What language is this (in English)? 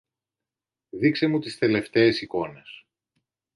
Greek